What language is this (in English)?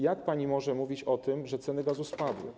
Polish